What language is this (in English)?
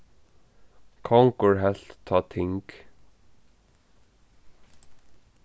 Faroese